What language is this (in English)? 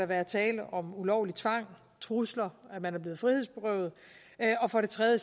Danish